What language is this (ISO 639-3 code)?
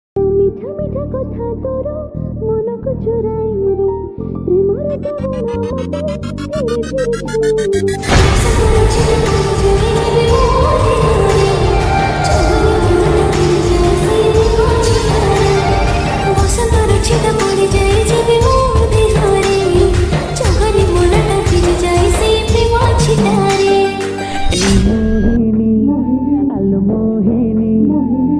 ori